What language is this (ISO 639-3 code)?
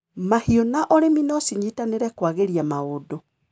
kik